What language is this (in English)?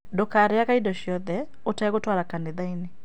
Kikuyu